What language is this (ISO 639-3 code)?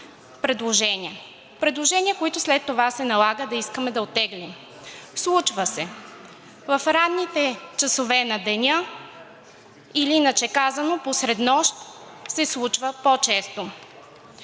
bul